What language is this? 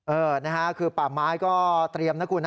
Thai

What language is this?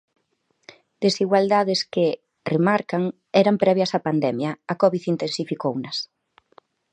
Galician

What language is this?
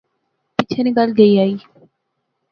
Pahari-Potwari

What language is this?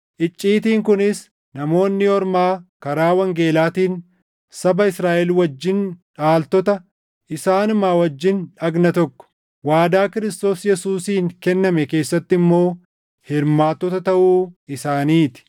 Oromo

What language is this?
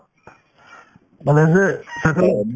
Assamese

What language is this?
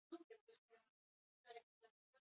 Basque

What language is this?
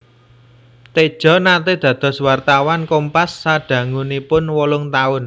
Javanese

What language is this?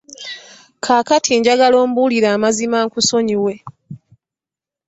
Ganda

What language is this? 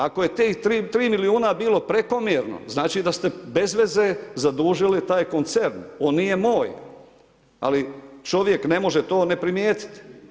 Croatian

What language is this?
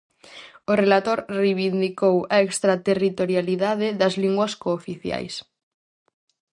Galician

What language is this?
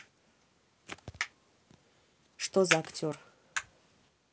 Russian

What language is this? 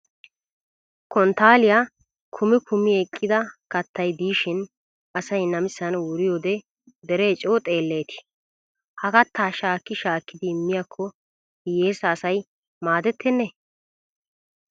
Wolaytta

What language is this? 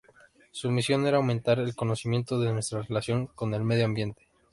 Spanish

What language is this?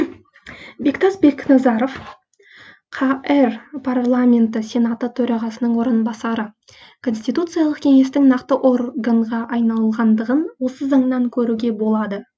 Kazakh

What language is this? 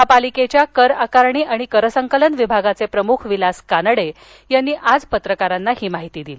Marathi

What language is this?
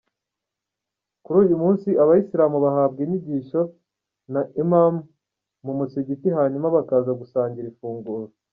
Kinyarwanda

